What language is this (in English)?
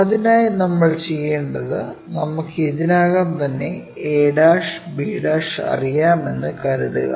Malayalam